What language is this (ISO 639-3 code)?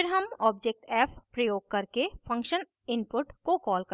hin